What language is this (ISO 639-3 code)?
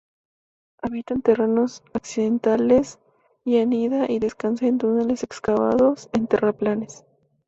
spa